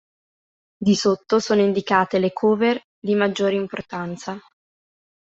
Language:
Italian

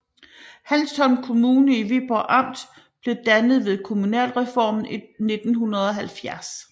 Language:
Danish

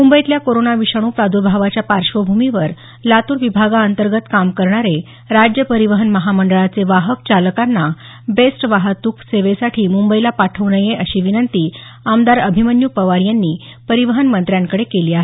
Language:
Marathi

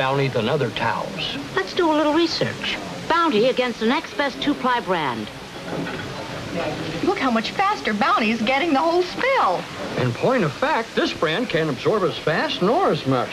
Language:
English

